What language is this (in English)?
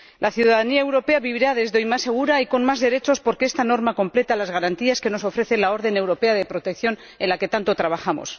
Spanish